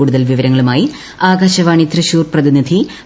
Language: Malayalam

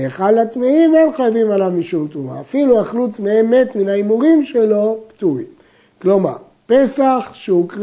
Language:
Hebrew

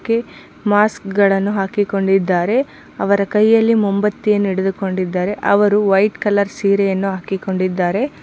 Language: Kannada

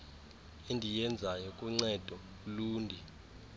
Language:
Xhosa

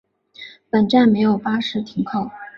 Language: Chinese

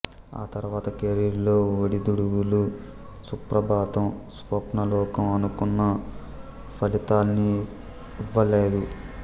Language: Telugu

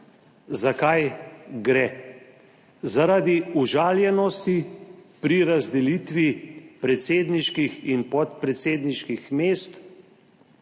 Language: Slovenian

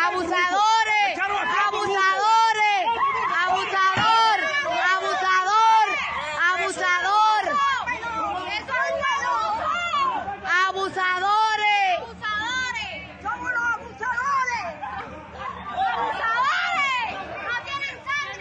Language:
Spanish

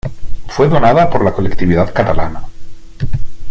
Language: Spanish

